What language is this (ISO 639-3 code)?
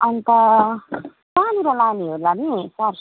nep